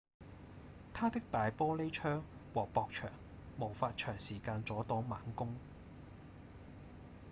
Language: Cantonese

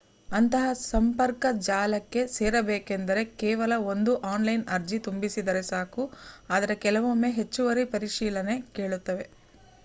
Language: Kannada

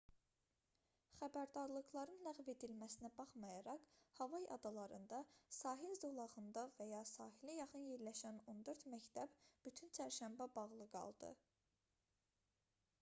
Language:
Azerbaijani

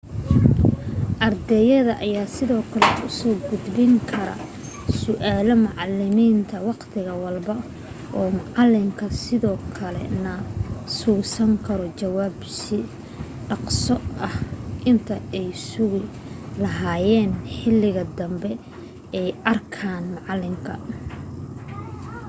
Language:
Somali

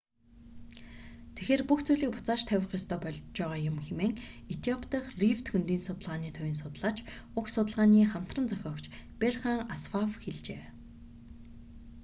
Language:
Mongolian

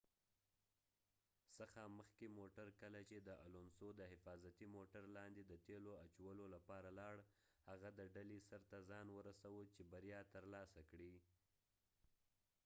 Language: Pashto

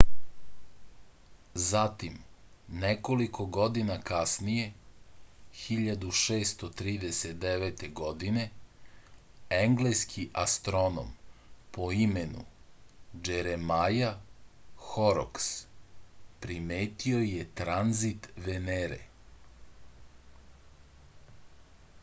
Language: Serbian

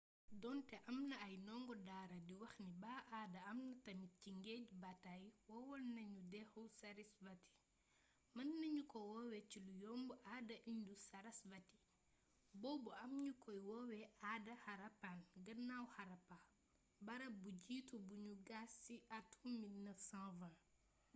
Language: Wolof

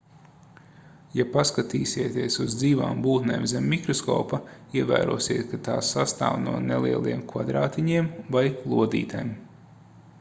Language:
Latvian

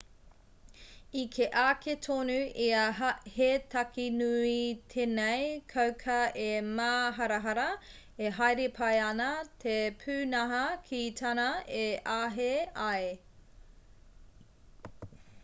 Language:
Māori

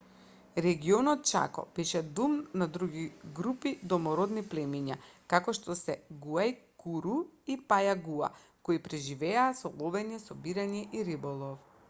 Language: Macedonian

